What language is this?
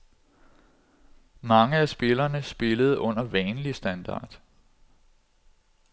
Danish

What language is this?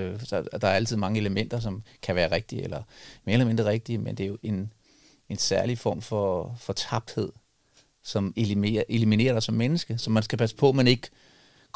Danish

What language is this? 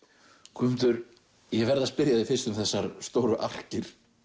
Icelandic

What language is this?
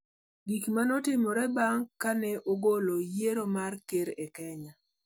Luo (Kenya and Tanzania)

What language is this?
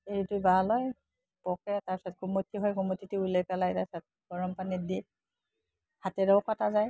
Assamese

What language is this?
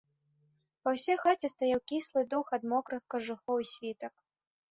Belarusian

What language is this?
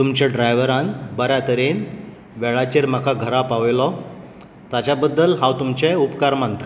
Konkani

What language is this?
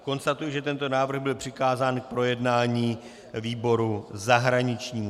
Czech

